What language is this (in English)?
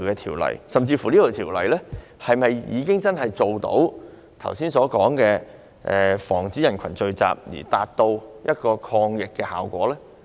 Cantonese